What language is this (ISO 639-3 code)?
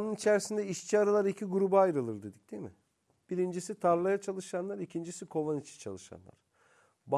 tur